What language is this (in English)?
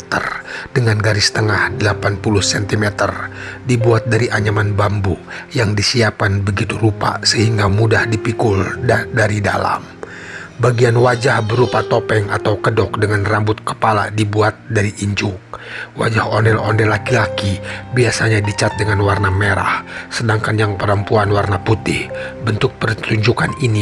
Indonesian